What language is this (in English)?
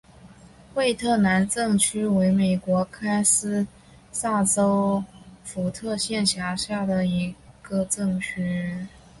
Chinese